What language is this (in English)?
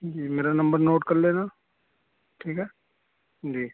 Urdu